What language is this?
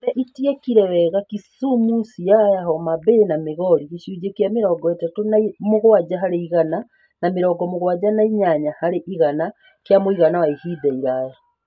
Kikuyu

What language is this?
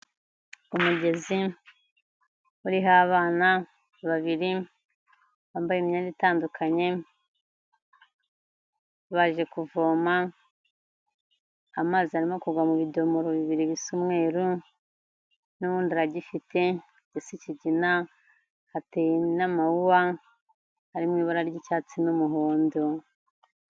Kinyarwanda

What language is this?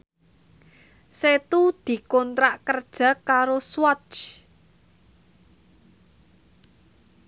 Javanese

